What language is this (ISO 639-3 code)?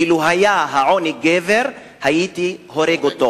heb